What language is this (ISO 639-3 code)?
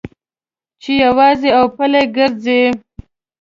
pus